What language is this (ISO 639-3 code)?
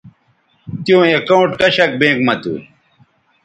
btv